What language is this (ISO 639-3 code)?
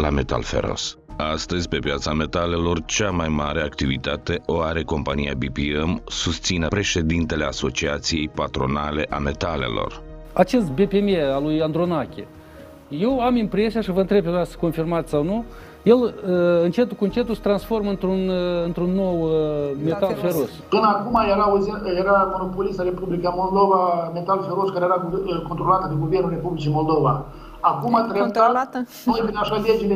ron